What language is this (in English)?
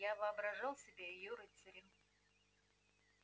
Russian